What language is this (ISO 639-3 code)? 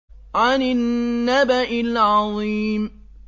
ara